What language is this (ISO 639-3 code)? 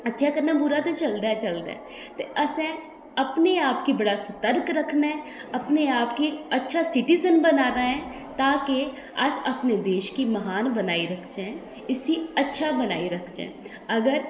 doi